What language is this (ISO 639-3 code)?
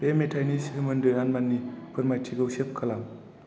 brx